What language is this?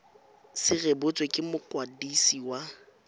Tswana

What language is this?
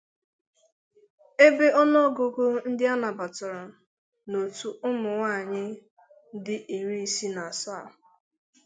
Igbo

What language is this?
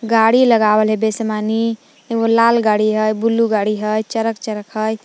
Magahi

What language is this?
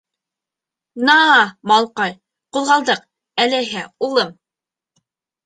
Bashkir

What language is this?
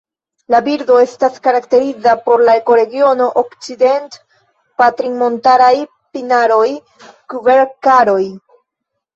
Esperanto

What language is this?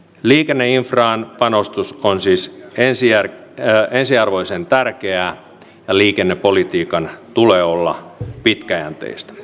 Finnish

